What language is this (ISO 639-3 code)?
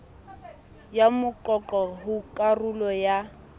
sot